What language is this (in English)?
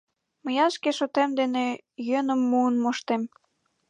Mari